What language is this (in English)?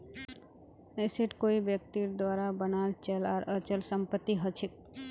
Magahi